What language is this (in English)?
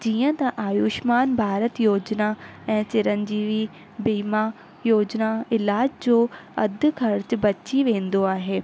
Sindhi